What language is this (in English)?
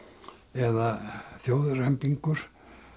Icelandic